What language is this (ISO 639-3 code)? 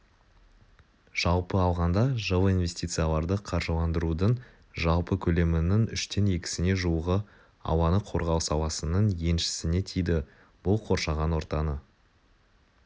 kaz